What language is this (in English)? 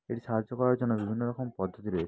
Bangla